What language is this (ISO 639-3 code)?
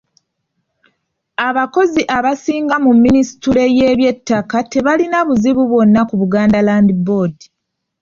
lug